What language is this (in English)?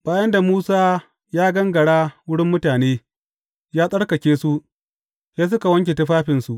Hausa